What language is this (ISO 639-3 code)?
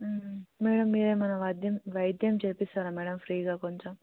tel